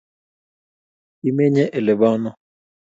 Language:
Kalenjin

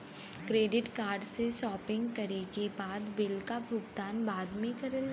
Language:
Bhojpuri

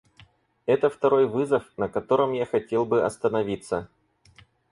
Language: Russian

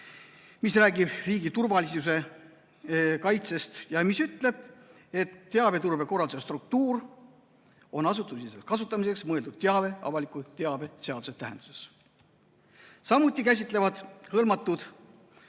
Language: Estonian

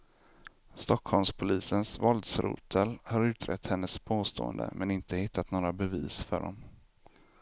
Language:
Swedish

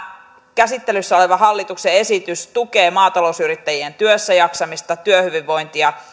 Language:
Finnish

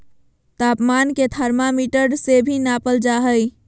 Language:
Magahi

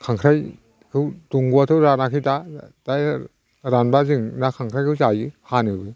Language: Bodo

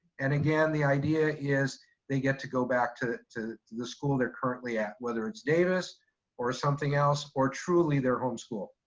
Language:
English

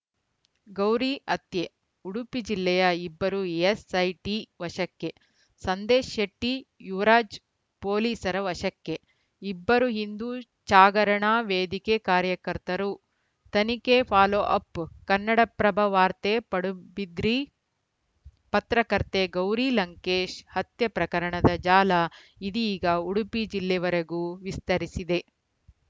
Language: Kannada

